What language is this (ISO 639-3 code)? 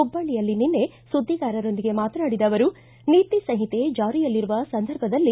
kan